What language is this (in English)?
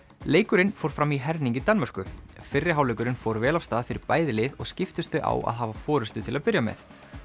Icelandic